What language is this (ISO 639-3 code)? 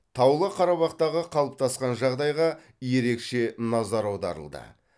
kaz